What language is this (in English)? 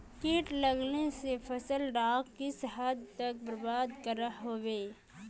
Magahi